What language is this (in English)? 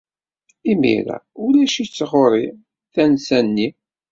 Kabyle